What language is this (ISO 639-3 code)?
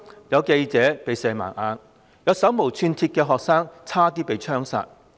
yue